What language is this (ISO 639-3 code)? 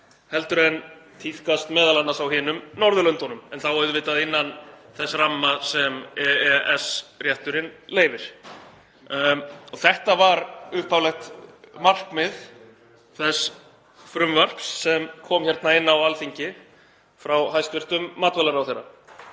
isl